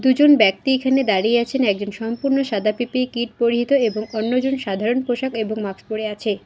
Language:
Bangla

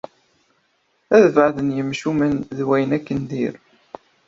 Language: Kabyle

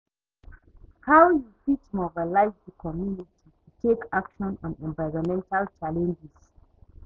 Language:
Nigerian Pidgin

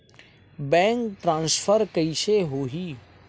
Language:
Chhattisgarhi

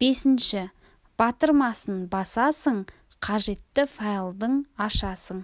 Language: Russian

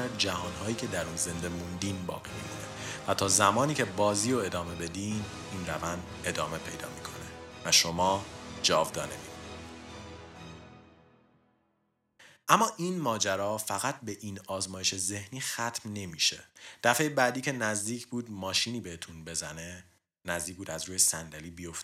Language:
Persian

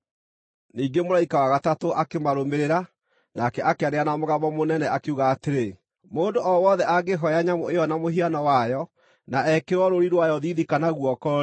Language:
Kikuyu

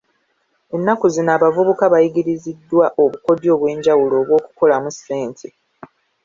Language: Ganda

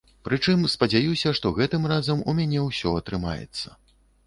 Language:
Belarusian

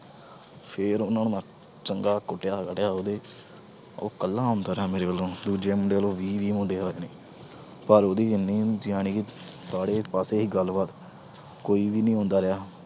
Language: Punjabi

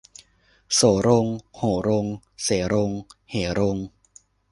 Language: Thai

